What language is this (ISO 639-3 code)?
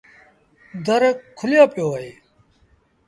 sbn